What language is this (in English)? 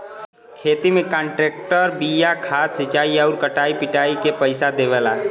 Bhojpuri